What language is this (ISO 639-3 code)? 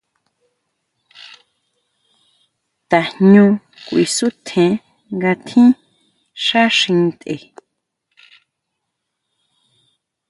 mau